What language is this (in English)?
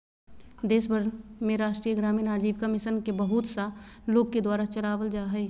Magahi